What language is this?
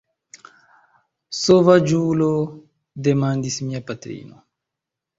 Esperanto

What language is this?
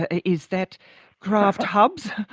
English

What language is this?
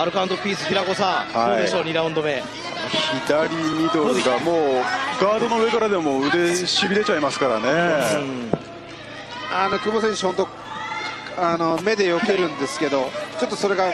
Japanese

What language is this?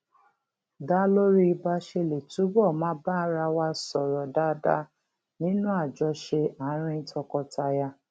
Yoruba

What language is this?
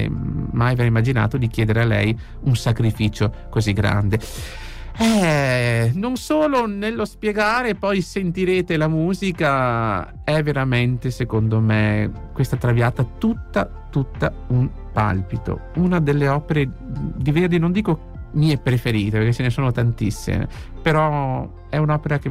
Italian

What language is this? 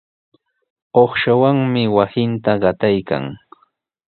Sihuas Ancash Quechua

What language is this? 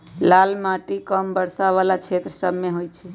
Magahi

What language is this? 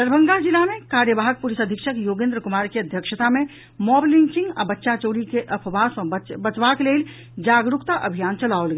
Maithili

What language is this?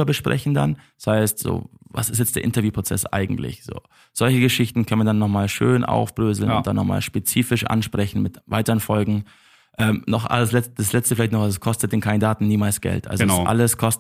German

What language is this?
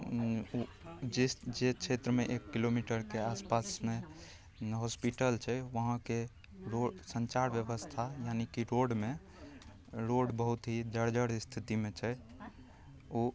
Maithili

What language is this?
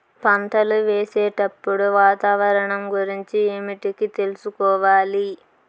Telugu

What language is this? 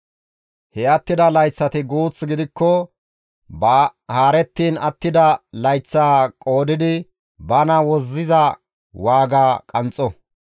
Gamo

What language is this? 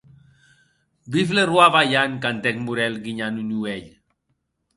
Occitan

